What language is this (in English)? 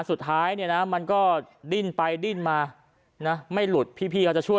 Thai